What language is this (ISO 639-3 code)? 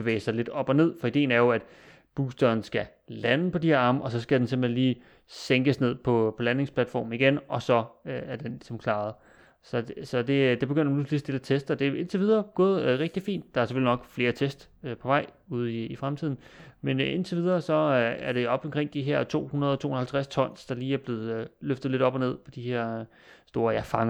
dan